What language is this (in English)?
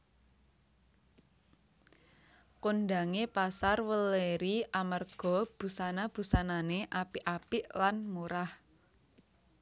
Javanese